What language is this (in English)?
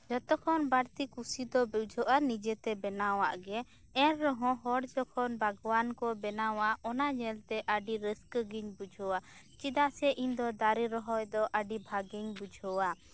Santali